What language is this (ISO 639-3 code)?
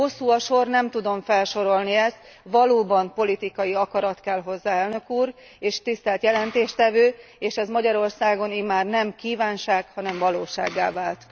hun